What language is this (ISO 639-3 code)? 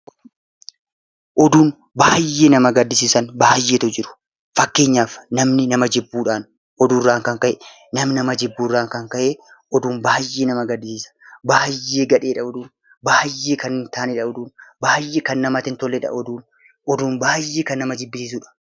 orm